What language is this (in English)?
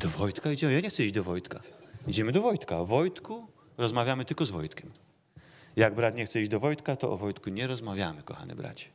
Polish